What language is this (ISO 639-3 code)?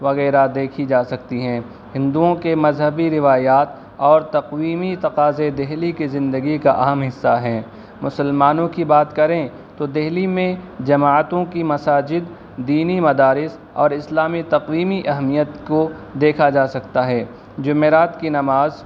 urd